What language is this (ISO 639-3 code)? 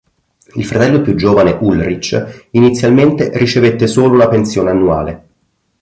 ita